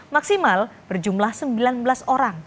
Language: Indonesian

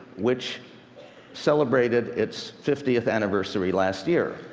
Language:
English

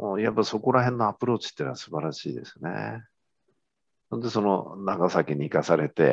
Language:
Japanese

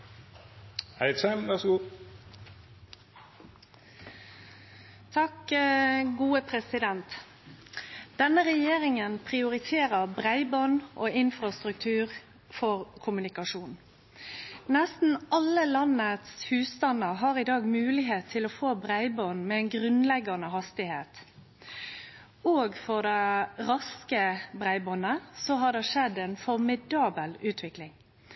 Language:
Norwegian Nynorsk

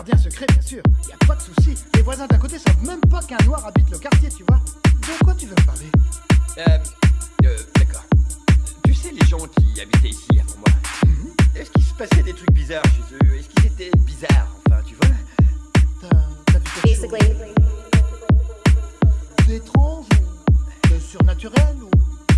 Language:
French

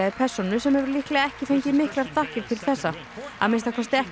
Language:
Icelandic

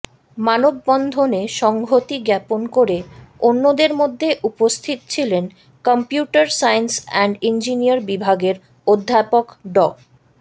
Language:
Bangla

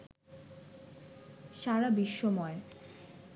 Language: Bangla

